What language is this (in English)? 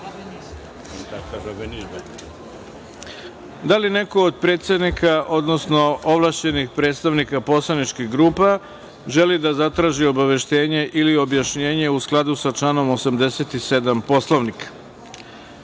Serbian